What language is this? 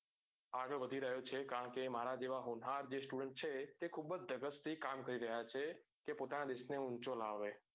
Gujarati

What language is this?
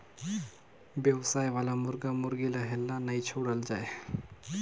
Chhattisgarhi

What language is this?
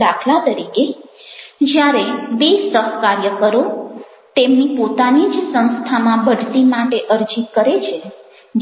Gujarati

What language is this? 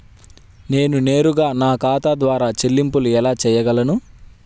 Telugu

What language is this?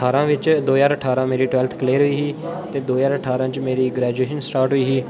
Dogri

